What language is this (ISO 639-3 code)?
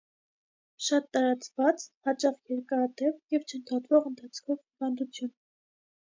hye